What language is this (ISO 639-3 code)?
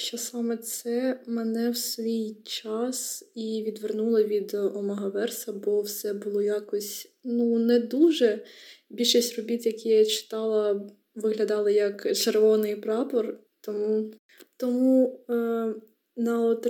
ukr